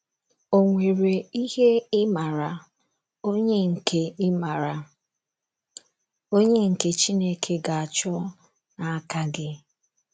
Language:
Igbo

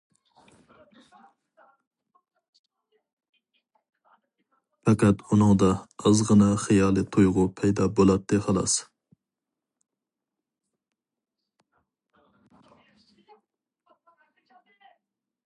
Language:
Uyghur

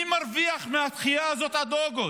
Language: Hebrew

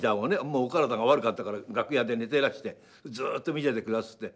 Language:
Japanese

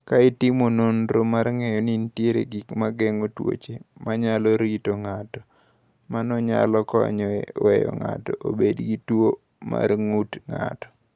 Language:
Luo (Kenya and Tanzania)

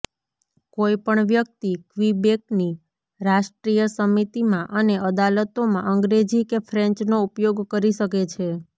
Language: Gujarati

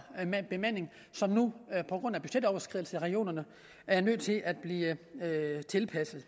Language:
Danish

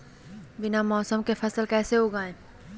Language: Magahi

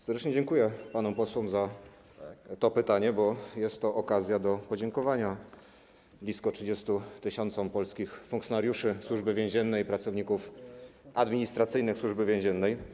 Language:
Polish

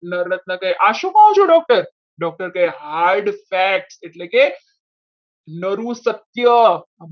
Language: Gujarati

